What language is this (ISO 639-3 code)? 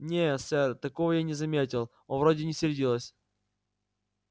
rus